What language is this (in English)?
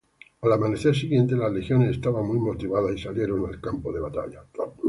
Spanish